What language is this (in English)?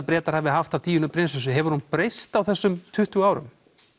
Icelandic